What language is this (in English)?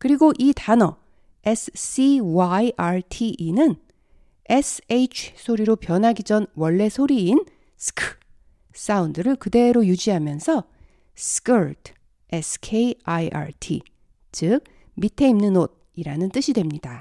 Korean